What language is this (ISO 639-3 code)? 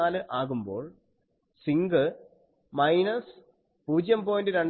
mal